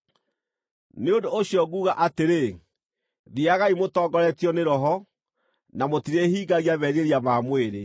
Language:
Kikuyu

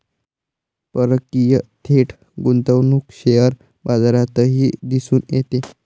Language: Marathi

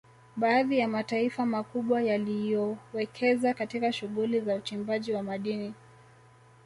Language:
Swahili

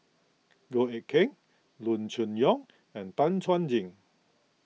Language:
English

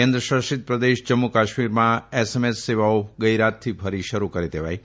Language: Gujarati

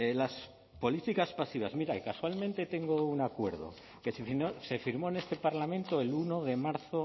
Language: Spanish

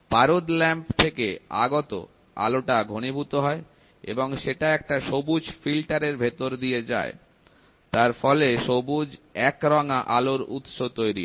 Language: Bangla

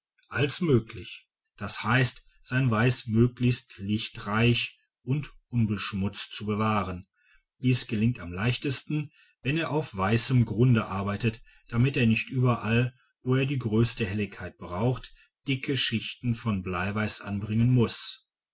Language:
German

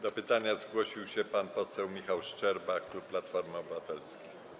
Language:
Polish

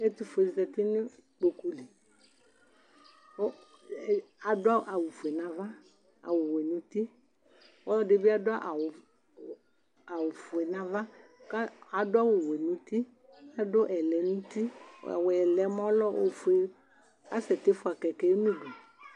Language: Ikposo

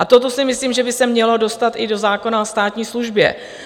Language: Czech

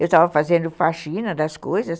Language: Portuguese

